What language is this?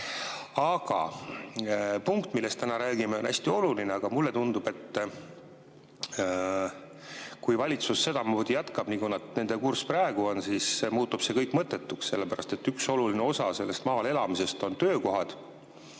Estonian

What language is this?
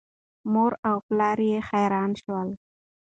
Pashto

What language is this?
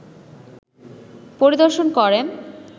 Bangla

